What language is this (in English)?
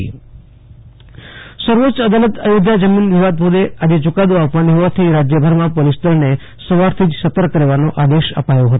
Gujarati